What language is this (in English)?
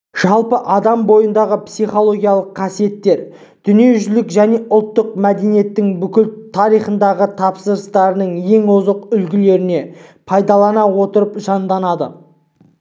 Kazakh